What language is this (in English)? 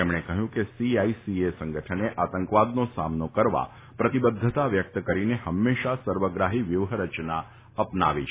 Gujarati